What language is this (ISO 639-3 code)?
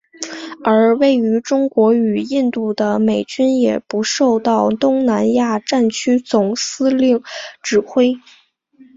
zho